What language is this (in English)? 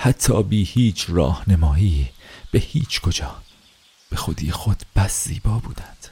Persian